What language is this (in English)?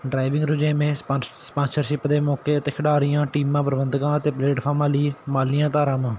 Punjabi